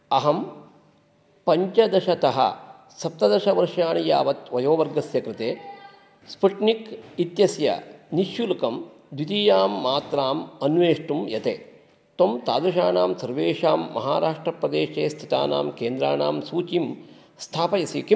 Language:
Sanskrit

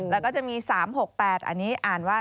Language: Thai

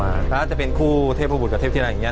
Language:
Thai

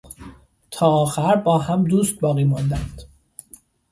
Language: Persian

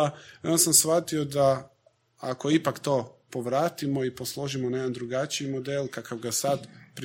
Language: Croatian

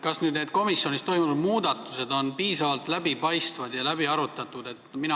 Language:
Estonian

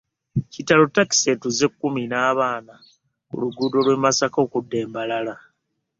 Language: Ganda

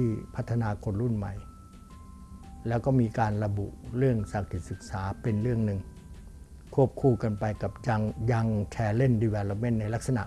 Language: Thai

